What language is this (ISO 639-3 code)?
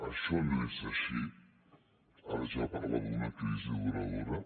cat